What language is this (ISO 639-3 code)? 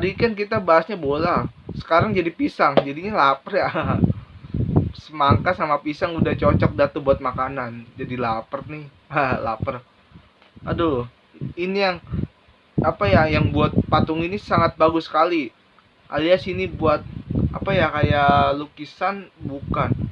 ind